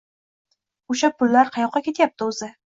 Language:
Uzbek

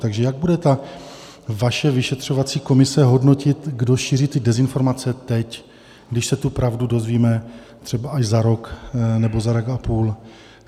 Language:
Czech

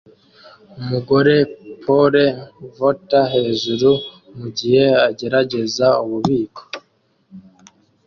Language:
Kinyarwanda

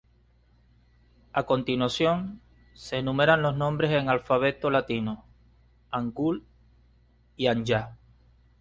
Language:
Spanish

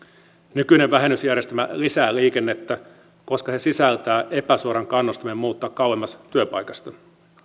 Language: Finnish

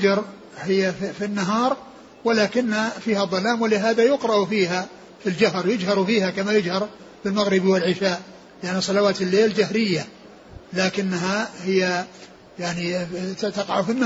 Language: Arabic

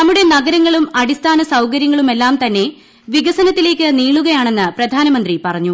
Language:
Malayalam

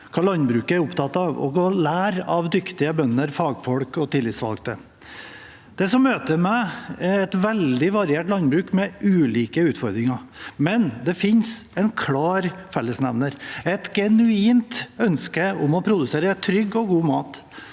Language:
Norwegian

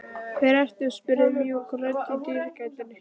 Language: Icelandic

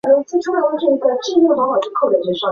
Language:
Chinese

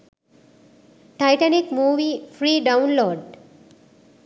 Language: Sinhala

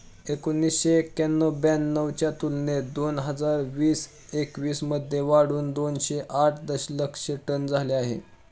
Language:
Marathi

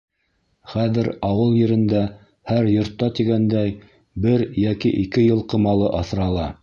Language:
Bashkir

